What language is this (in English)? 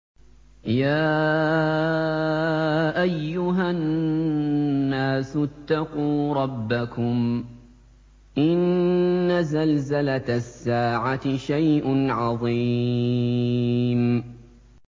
Arabic